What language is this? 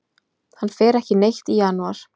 Icelandic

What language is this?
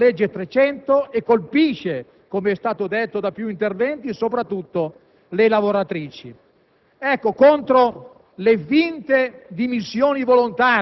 Italian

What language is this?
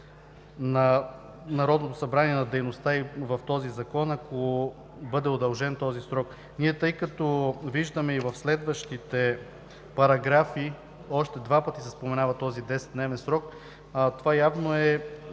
Bulgarian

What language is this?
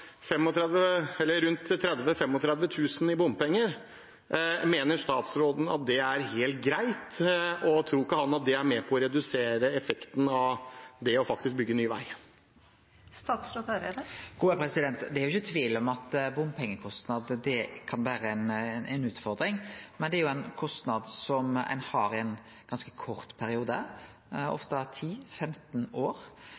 Norwegian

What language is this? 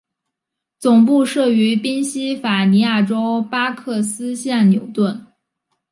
Chinese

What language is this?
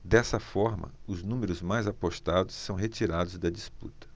Portuguese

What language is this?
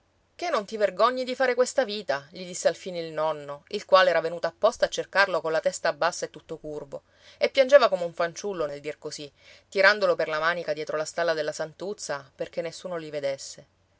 Italian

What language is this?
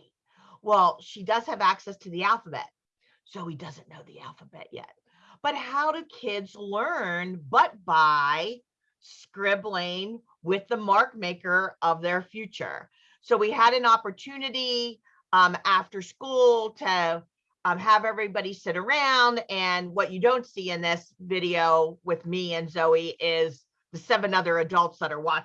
English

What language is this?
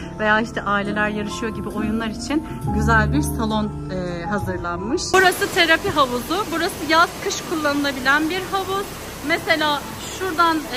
Turkish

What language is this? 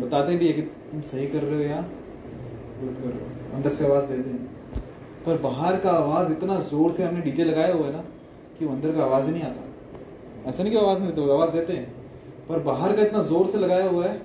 Hindi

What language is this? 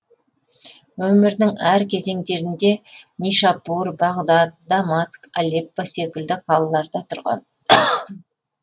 Kazakh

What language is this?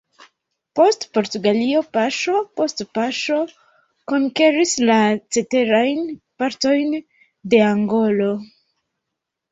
Esperanto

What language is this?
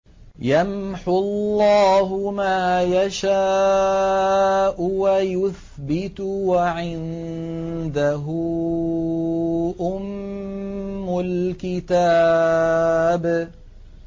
Arabic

